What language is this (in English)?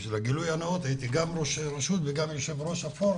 Hebrew